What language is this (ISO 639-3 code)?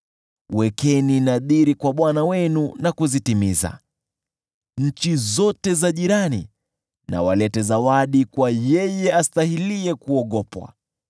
swa